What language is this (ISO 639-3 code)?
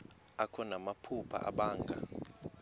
xho